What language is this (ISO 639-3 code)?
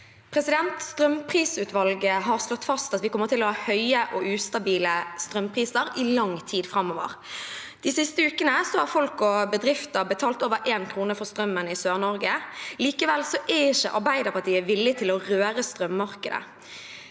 nor